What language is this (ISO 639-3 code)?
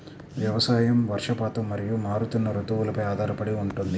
tel